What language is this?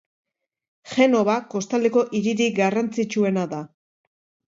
Basque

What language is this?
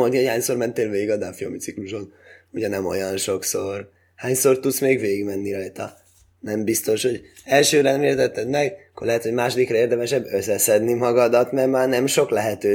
Hungarian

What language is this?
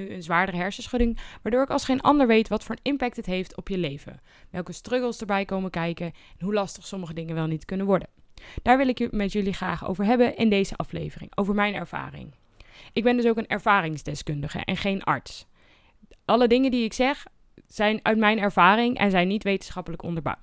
Dutch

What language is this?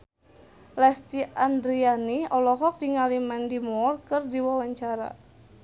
Sundanese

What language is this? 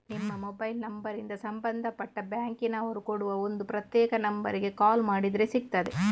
Kannada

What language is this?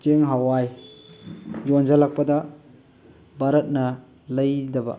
Manipuri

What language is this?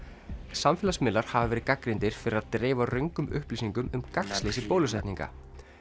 Icelandic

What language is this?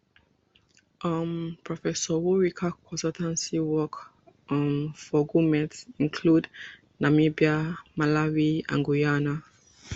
Nigerian Pidgin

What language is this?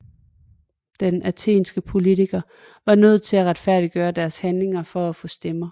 Danish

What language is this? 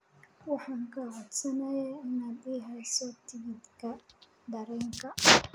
Somali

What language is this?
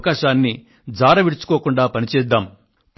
Telugu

